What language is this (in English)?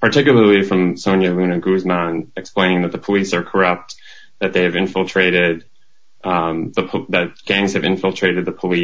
English